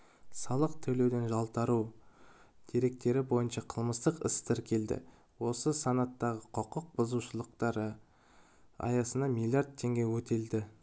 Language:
Kazakh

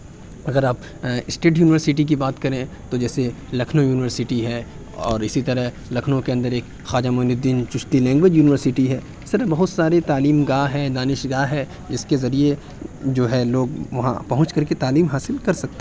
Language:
Urdu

